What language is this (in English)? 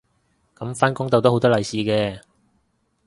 Cantonese